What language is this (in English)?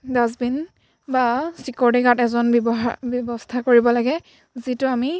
Assamese